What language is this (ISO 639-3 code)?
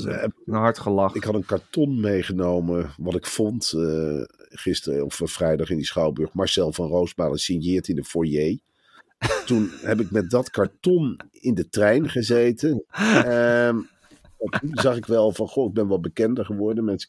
nld